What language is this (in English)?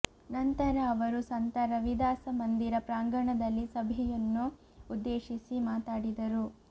Kannada